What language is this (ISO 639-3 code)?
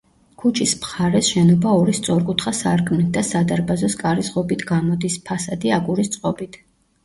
kat